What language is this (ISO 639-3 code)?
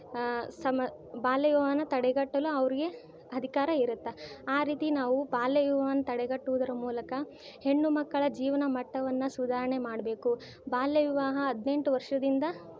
kan